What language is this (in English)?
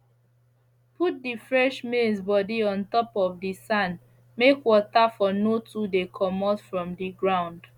Nigerian Pidgin